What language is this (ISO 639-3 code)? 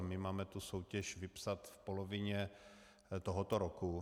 ces